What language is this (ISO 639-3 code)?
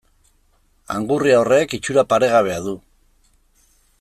eus